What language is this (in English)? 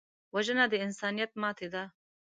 Pashto